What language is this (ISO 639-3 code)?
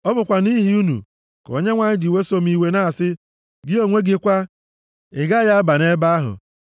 ibo